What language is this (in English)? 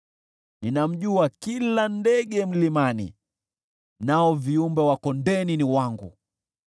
Swahili